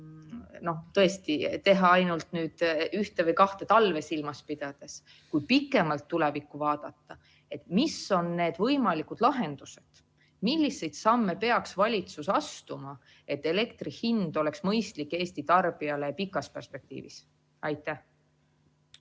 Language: Estonian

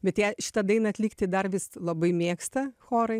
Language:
Lithuanian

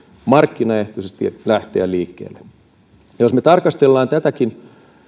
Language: Finnish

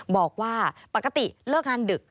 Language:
Thai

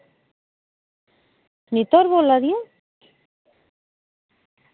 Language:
Dogri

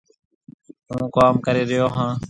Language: Marwari (Pakistan)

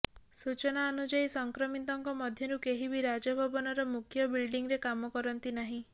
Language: Odia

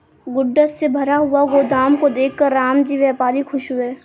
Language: Hindi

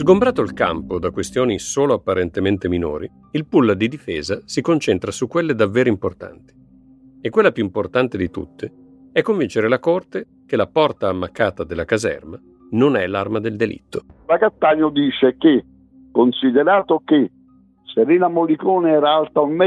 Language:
Italian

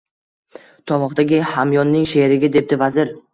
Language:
Uzbek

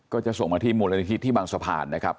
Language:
Thai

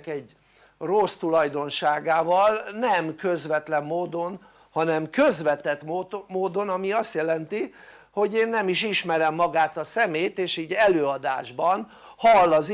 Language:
Hungarian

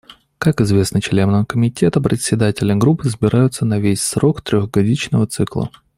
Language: Russian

